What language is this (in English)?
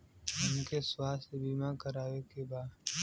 Bhojpuri